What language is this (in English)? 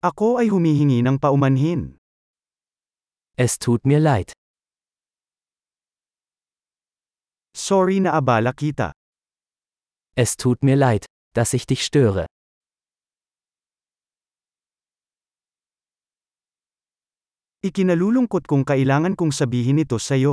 Filipino